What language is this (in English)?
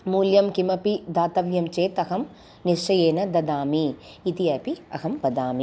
Sanskrit